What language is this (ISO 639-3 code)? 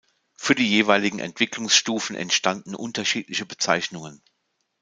deu